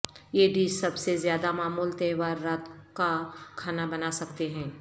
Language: Urdu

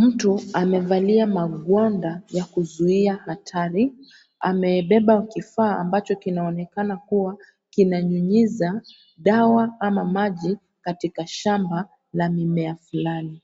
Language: Swahili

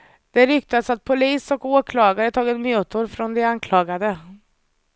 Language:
Swedish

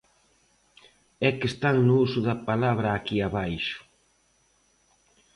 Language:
Galician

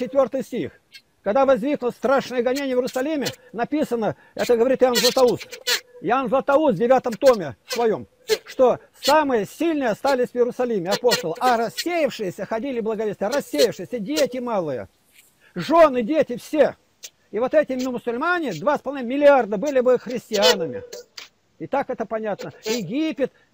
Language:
Russian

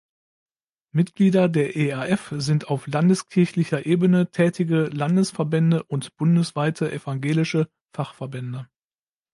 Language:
German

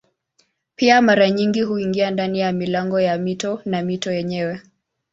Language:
Swahili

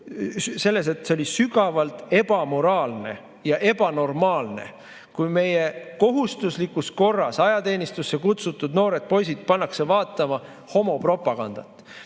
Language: Estonian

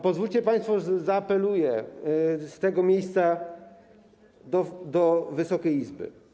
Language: Polish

